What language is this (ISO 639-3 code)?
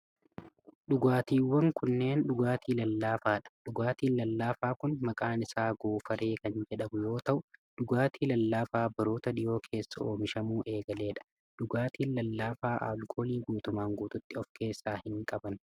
orm